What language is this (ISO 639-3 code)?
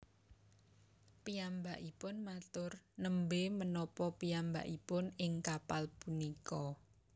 jav